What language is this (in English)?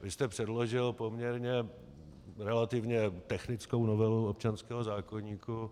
Czech